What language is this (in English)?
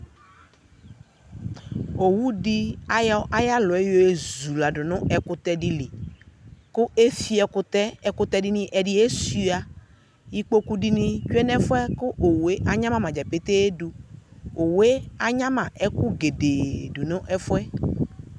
Ikposo